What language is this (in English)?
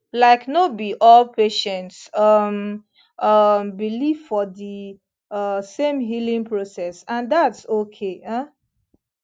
Nigerian Pidgin